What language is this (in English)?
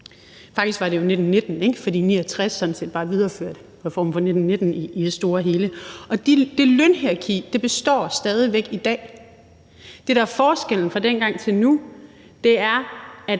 Danish